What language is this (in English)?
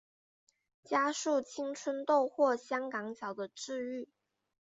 Chinese